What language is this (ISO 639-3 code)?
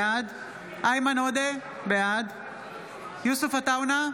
heb